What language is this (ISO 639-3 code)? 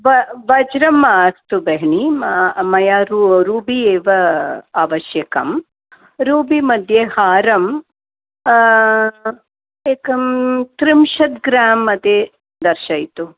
san